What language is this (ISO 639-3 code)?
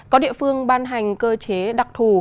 vie